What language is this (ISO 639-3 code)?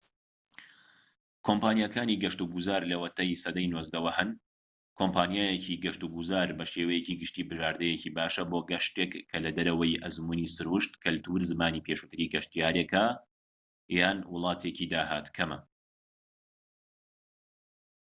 ckb